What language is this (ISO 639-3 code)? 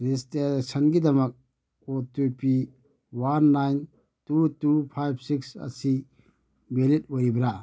mni